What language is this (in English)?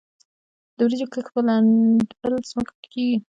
Pashto